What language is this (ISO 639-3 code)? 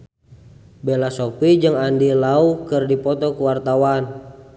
sun